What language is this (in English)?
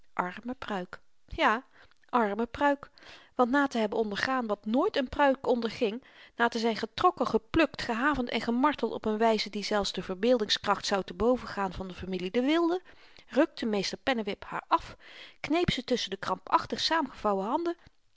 Dutch